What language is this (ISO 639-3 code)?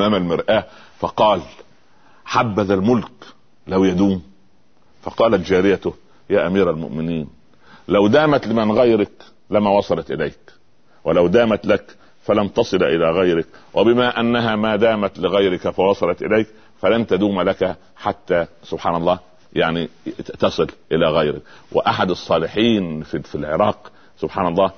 ara